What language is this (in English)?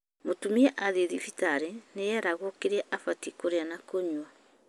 Kikuyu